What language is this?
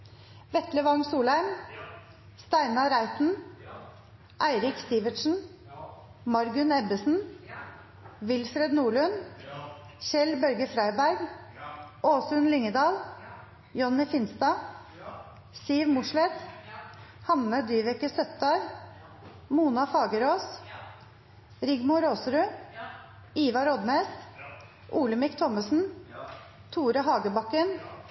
Norwegian Nynorsk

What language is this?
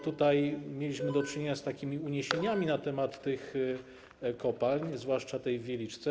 Polish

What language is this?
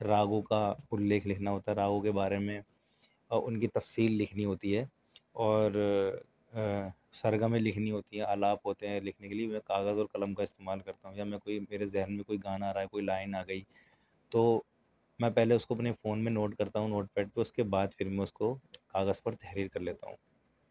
Urdu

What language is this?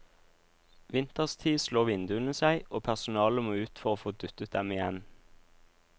Norwegian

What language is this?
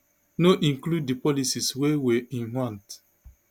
Nigerian Pidgin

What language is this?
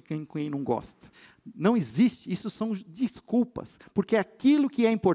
Portuguese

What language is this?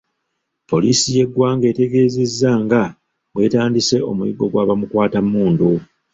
Ganda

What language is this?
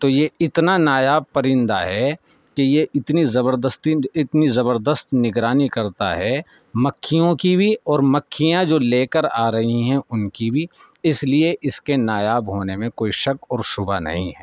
Urdu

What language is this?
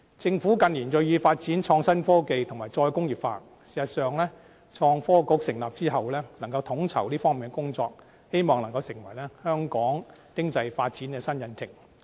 Cantonese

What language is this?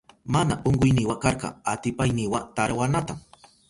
Southern Pastaza Quechua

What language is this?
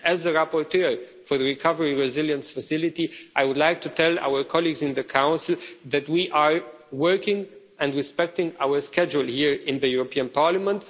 English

